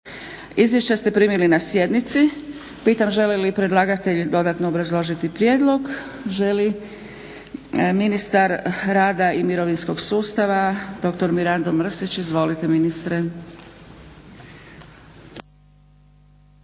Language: Croatian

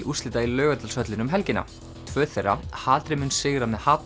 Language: Icelandic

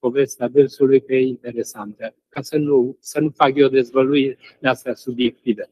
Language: Romanian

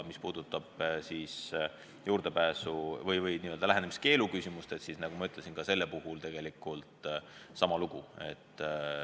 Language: Estonian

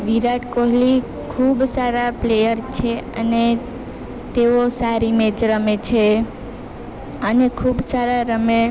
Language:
Gujarati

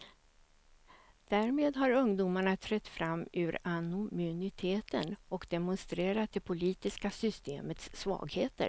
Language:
Swedish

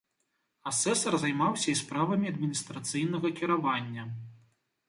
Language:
Belarusian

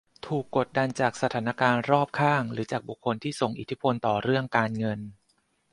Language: Thai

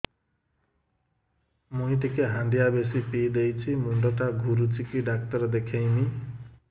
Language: Odia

